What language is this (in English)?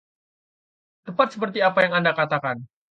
Indonesian